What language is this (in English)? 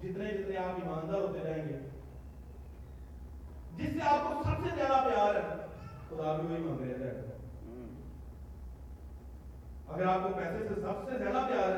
Urdu